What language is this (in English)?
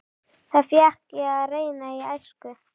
Icelandic